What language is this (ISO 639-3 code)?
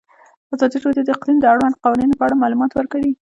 pus